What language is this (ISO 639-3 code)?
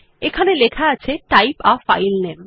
ben